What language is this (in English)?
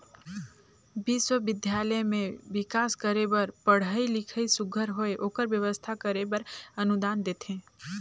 Chhattisgarhi